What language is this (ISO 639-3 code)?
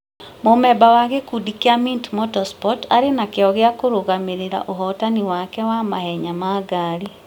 kik